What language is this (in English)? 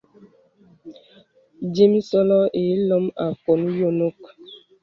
Bebele